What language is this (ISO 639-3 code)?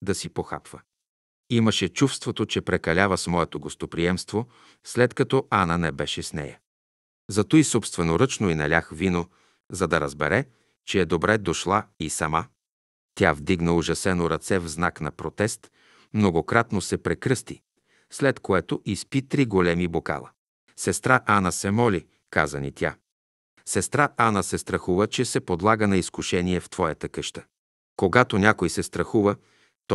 bul